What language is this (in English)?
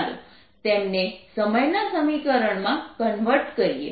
Gujarati